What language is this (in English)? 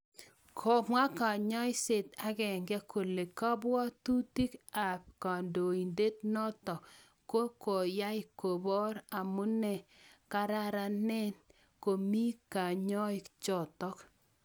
Kalenjin